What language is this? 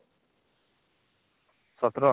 Odia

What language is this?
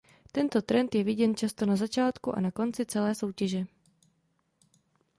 Czech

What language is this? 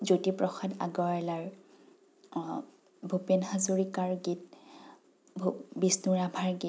Assamese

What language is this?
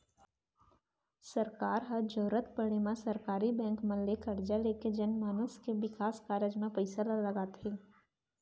Chhattisgarhi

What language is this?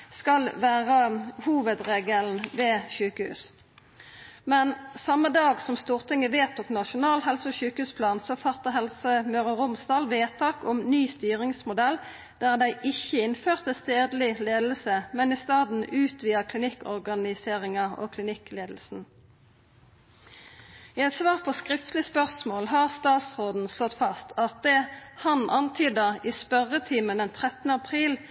Norwegian Nynorsk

